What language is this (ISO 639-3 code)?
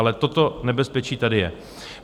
ces